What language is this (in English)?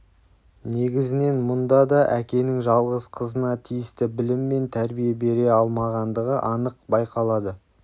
Kazakh